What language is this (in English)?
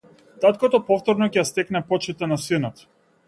Macedonian